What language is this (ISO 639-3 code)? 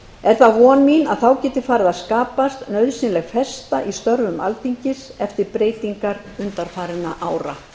isl